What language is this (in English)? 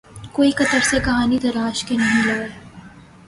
Urdu